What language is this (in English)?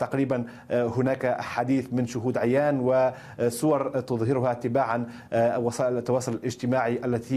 Arabic